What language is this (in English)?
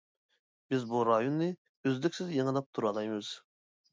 Uyghur